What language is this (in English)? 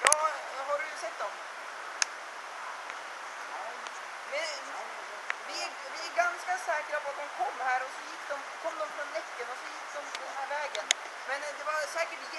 Swedish